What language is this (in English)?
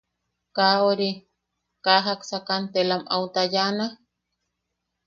Yaqui